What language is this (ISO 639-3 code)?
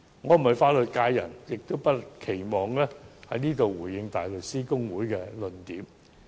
yue